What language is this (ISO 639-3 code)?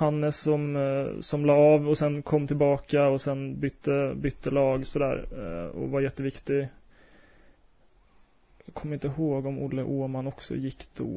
swe